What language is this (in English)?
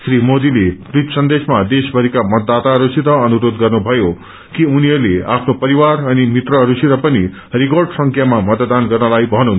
Nepali